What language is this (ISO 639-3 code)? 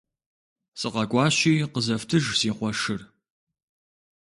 kbd